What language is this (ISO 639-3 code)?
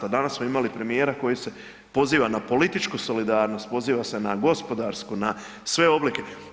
hrv